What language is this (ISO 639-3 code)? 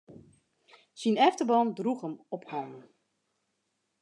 fry